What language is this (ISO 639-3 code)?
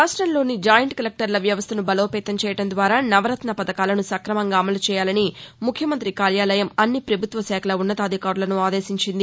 tel